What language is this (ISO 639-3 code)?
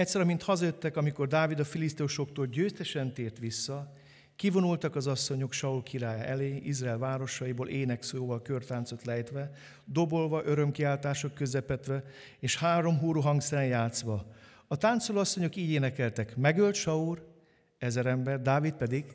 hun